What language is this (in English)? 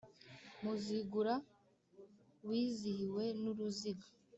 Kinyarwanda